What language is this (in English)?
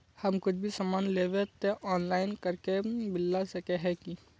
Magahi